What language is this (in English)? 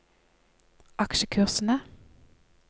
Norwegian